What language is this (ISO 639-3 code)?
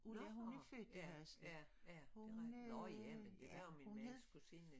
dan